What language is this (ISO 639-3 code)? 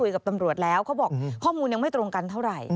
tha